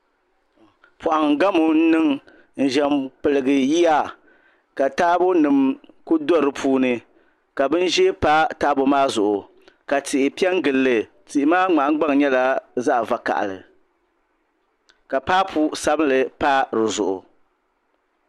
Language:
Dagbani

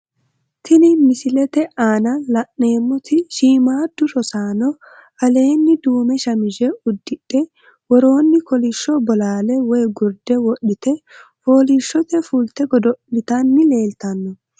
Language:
Sidamo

